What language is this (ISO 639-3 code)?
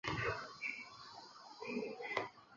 zho